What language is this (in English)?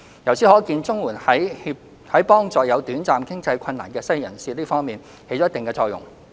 Cantonese